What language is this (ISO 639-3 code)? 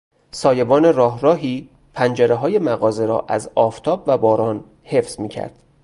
fas